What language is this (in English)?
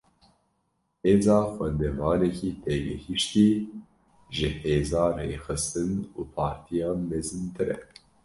Kurdish